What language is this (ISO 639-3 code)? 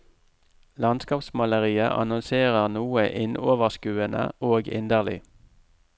nor